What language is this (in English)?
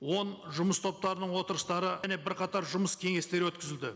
Kazakh